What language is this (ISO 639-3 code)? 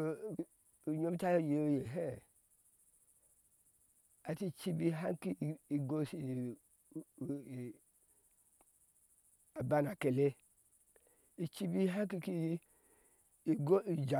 ahs